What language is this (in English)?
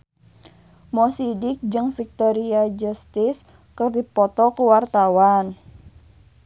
Sundanese